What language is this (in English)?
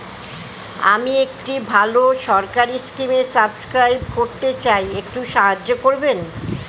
Bangla